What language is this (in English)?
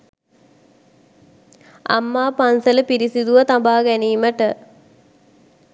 Sinhala